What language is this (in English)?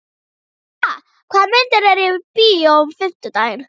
Icelandic